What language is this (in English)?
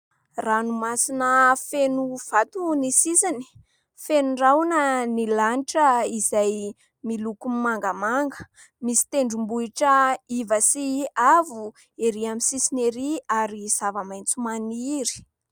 Malagasy